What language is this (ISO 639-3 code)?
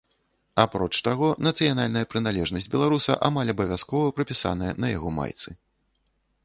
bel